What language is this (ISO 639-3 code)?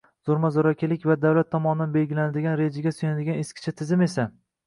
uzb